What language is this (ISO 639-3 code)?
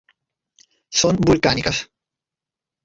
cat